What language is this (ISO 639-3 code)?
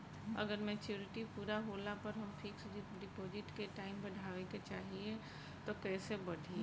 bho